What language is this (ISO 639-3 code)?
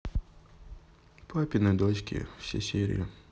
rus